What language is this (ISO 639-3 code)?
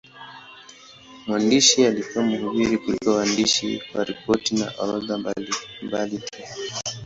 swa